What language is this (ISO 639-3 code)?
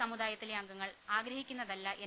mal